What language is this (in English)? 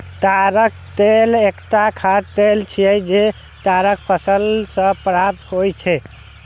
Maithili